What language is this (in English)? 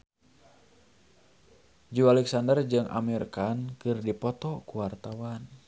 Sundanese